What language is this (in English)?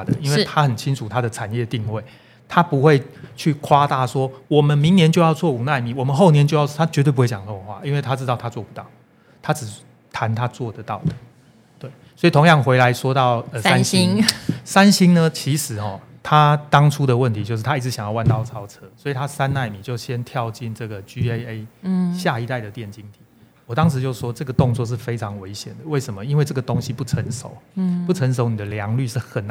Chinese